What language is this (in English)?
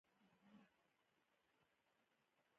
Pashto